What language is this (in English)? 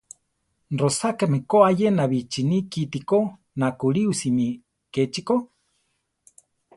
Central Tarahumara